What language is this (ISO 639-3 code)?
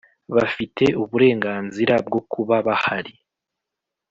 kin